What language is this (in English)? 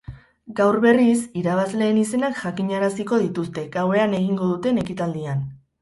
Basque